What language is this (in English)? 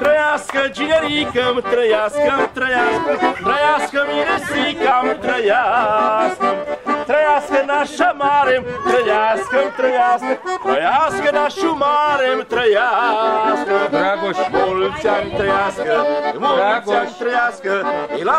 Romanian